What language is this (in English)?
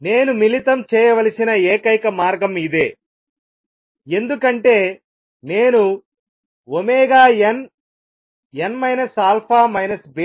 Telugu